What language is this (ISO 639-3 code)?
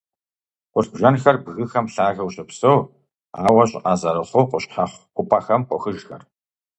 kbd